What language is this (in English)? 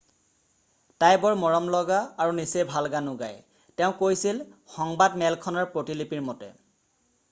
Assamese